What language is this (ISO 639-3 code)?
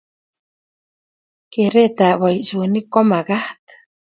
kln